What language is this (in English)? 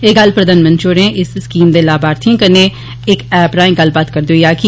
Dogri